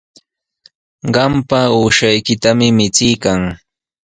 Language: Sihuas Ancash Quechua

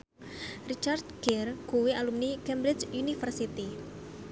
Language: Javanese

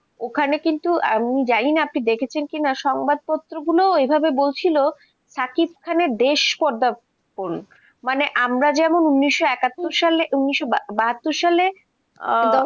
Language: Bangla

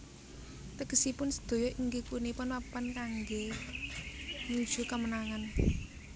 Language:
Javanese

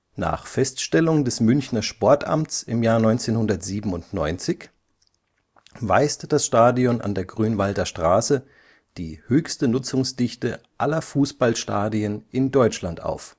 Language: German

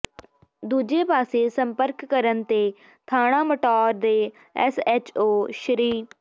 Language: Punjabi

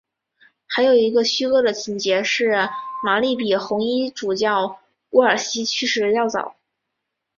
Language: Chinese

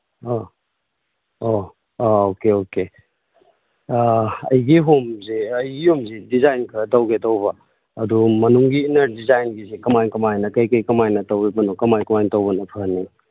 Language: Manipuri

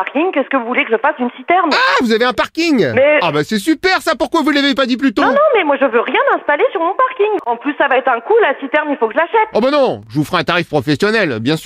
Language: French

